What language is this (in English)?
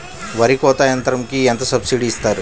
Telugu